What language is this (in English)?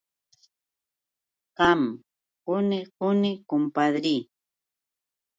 Yauyos Quechua